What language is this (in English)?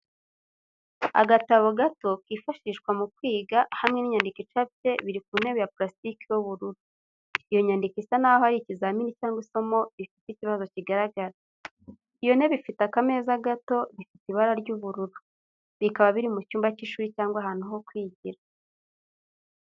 Kinyarwanda